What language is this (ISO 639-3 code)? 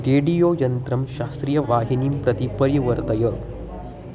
san